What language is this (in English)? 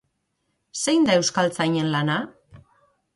Basque